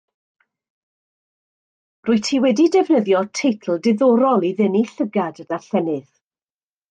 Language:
Welsh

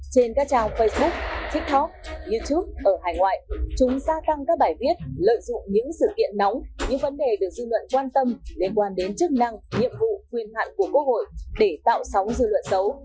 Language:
Vietnamese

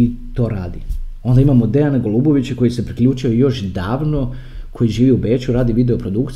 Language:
Croatian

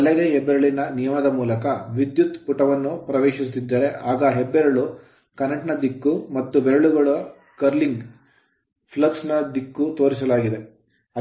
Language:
Kannada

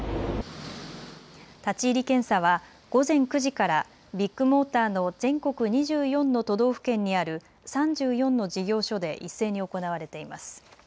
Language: Japanese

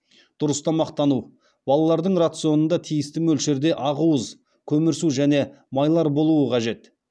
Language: Kazakh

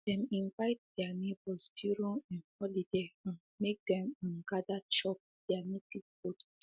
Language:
Nigerian Pidgin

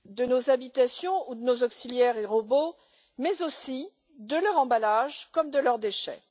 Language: French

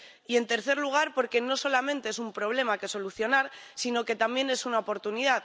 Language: Spanish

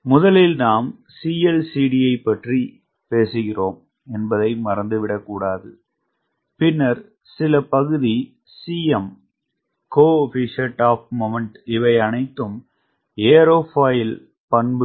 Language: Tamil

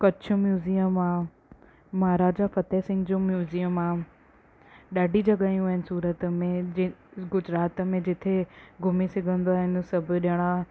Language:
Sindhi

